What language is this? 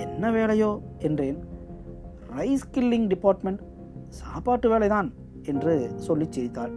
Tamil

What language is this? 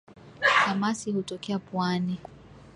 Swahili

